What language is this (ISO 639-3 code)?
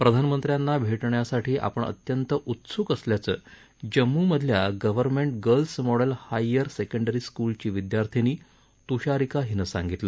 mar